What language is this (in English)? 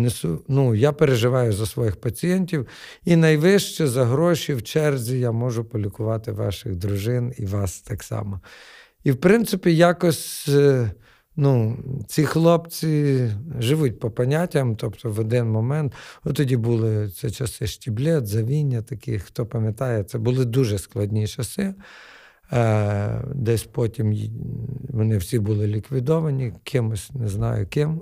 Ukrainian